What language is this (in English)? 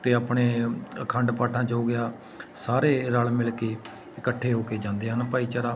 Punjabi